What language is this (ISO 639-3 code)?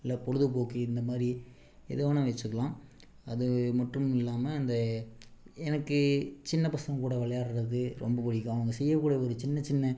tam